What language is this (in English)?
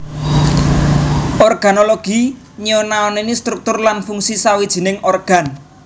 Javanese